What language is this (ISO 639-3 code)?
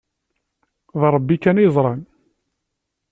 kab